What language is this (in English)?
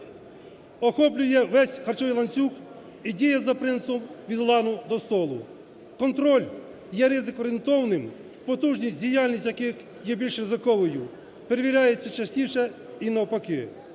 Ukrainian